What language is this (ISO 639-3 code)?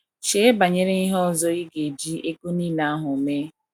ibo